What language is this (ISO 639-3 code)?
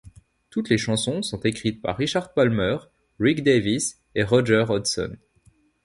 fra